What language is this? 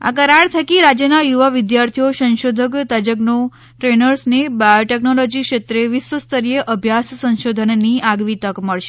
Gujarati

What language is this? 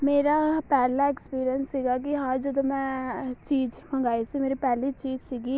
Punjabi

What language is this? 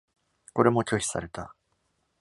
Japanese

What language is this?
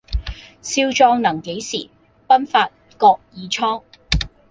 Cantonese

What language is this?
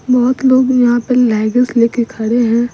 Hindi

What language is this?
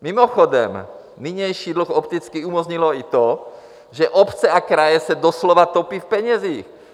Czech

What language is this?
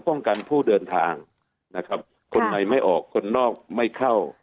Thai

